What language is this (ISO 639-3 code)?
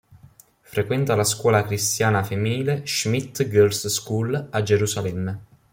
ita